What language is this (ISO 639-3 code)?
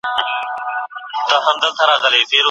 pus